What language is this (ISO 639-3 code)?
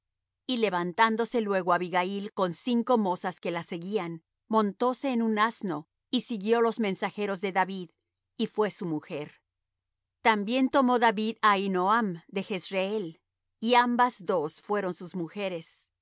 spa